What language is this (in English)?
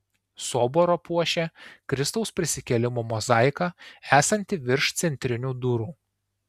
Lithuanian